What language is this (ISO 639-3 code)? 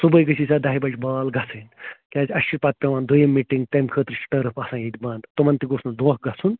kas